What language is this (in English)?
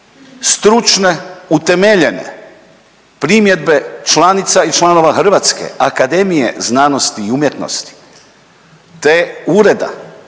Croatian